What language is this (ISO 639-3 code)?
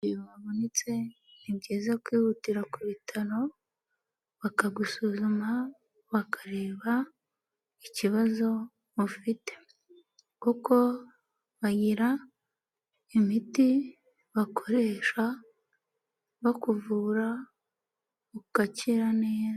kin